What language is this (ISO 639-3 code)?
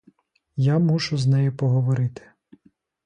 ukr